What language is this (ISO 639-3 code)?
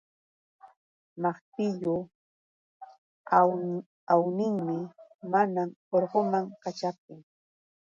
qux